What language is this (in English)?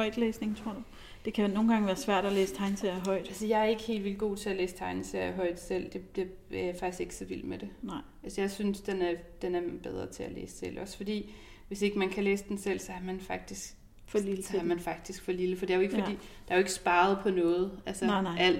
Danish